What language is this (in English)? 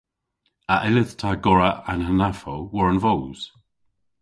Cornish